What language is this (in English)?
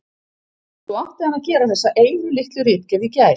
Icelandic